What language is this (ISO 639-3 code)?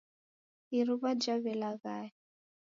dav